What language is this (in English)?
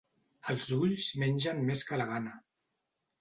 Catalan